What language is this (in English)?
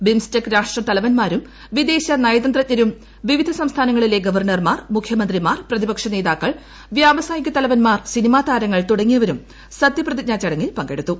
Malayalam